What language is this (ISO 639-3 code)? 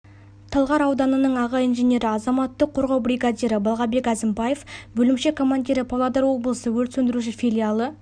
kaz